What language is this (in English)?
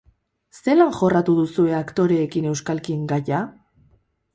Basque